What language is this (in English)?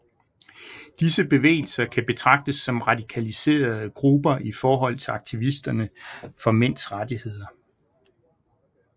Danish